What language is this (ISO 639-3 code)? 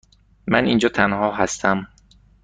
fas